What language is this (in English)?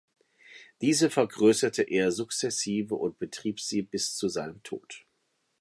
German